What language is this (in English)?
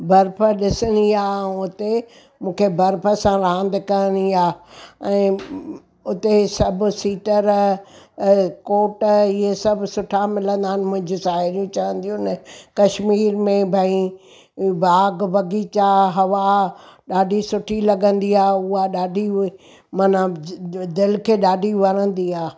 Sindhi